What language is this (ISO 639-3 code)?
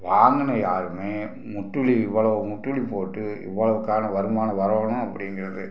tam